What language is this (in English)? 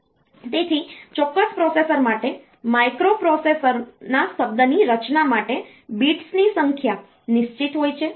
Gujarati